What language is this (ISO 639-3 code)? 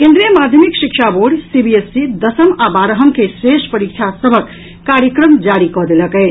mai